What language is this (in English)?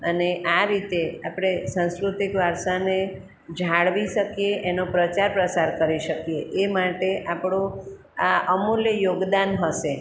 Gujarati